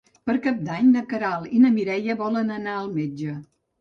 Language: Catalan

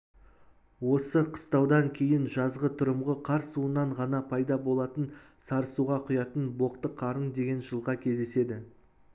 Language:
Kazakh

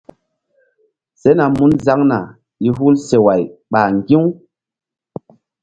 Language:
Mbum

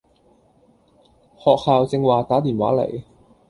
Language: Cantonese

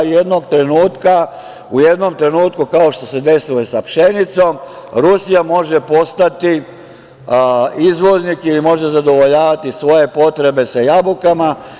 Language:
Serbian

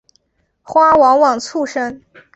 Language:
Chinese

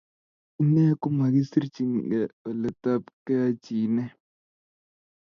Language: Kalenjin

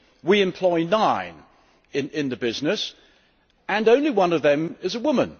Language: English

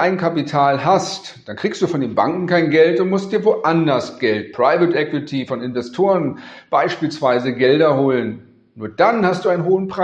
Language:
German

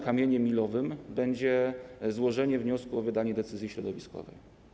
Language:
Polish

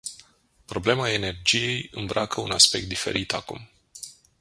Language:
Romanian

